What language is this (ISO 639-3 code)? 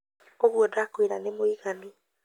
kik